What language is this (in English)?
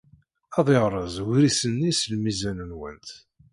Kabyle